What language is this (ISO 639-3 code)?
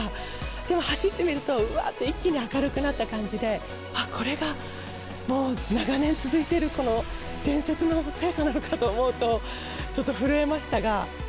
jpn